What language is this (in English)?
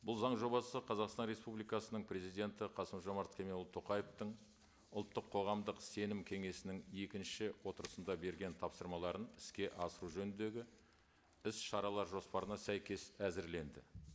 Kazakh